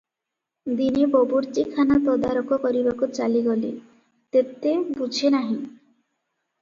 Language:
Odia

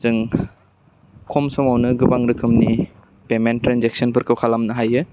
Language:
Bodo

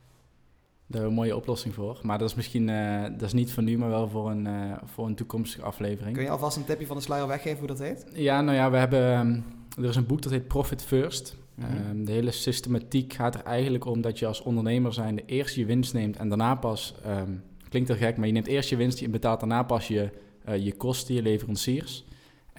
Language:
Dutch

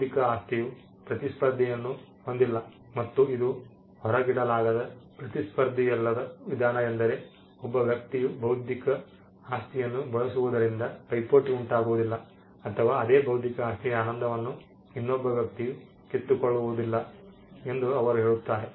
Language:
Kannada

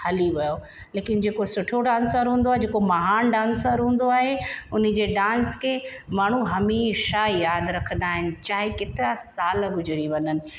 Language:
Sindhi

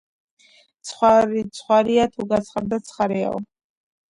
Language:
Georgian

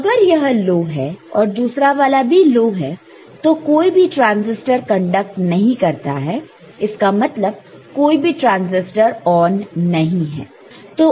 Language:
Hindi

